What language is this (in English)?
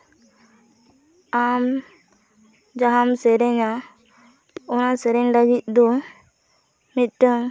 Santali